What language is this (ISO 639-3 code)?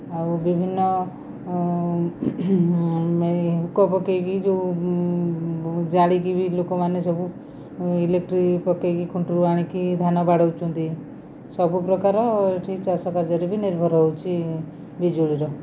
ori